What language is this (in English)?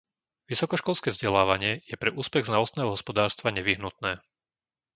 Slovak